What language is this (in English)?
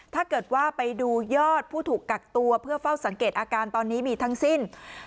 Thai